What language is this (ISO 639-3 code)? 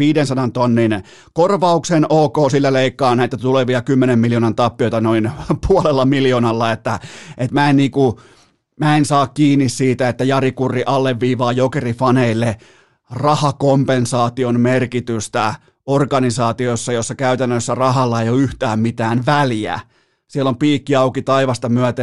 fin